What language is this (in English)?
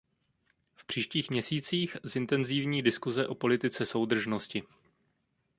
Czech